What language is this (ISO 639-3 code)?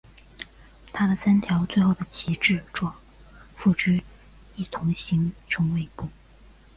zho